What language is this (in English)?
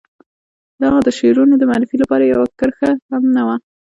Pashto